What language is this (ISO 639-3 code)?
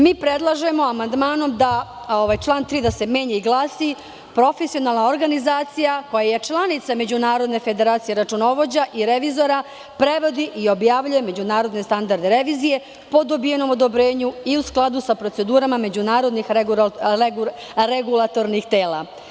srp